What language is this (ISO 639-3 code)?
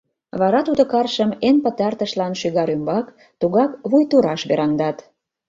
chm